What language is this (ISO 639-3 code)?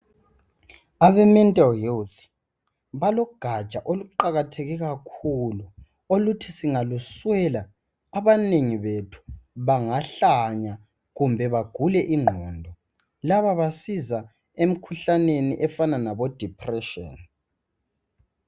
nde